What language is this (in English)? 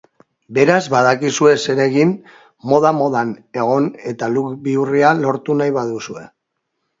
Basque